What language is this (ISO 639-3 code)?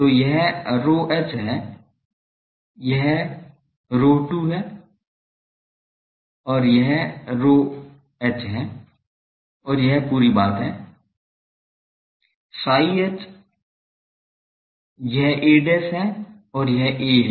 hin